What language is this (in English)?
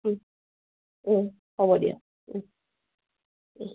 Assamese